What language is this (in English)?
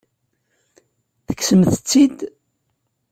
Kabyle